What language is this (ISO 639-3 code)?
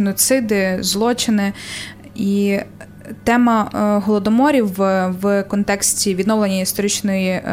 ukr